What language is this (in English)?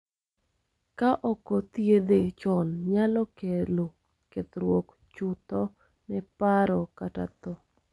Luo (Kenya and Tanzania)